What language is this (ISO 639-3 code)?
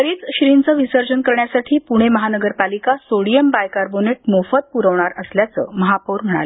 mar